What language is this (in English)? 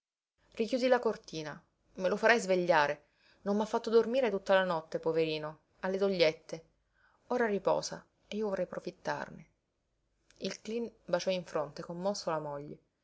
Italian